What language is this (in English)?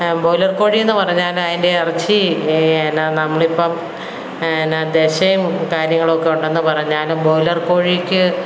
Malayalam